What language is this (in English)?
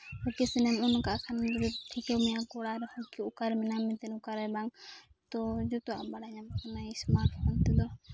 Santali